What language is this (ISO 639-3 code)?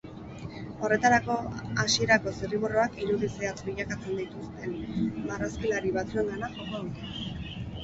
eus